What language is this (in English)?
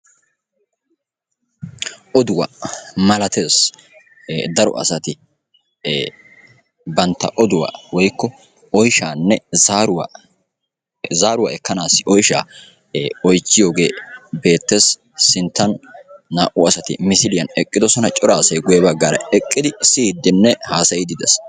Wolaytta